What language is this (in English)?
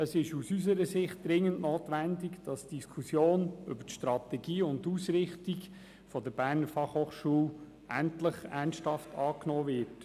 Swiss German